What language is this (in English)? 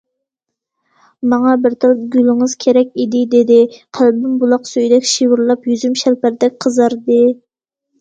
Uyghur